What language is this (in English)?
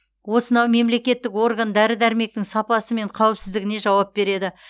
Kazakh